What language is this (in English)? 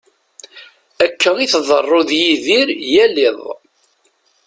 Kabyle